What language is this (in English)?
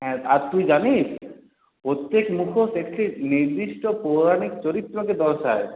Bangla